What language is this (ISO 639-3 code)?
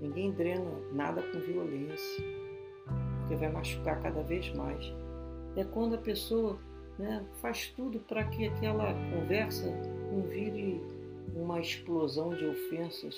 por